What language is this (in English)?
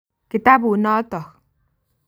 Kalenjin